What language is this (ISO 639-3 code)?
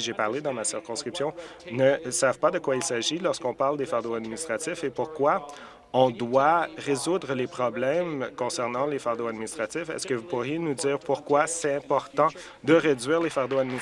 fra